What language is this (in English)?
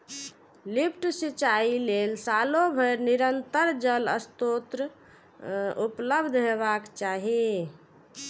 Maithili